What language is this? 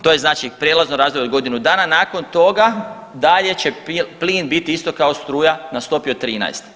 Croatian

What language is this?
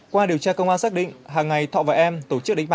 Vietnamese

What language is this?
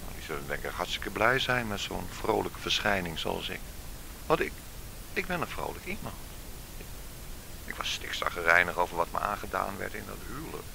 Dutch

